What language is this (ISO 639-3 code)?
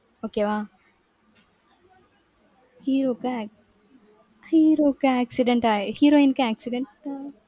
tam